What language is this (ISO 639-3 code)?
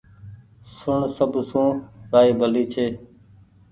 gig